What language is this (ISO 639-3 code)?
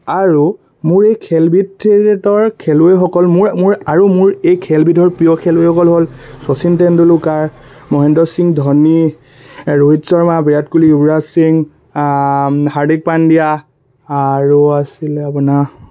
asm